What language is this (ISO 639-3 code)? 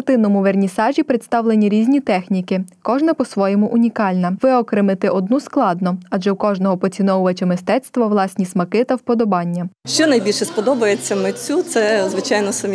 ukr